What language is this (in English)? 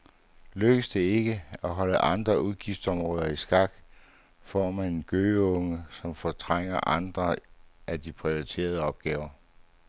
Danish